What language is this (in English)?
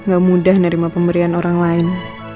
Indonesian